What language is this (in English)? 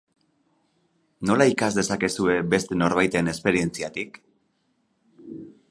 Basque